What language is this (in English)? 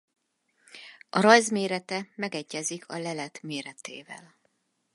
Hungarian